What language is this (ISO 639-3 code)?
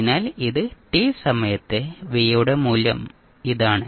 mal